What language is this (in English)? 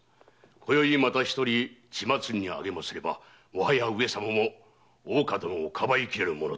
Japanese